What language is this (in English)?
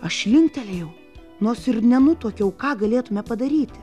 Lithuanian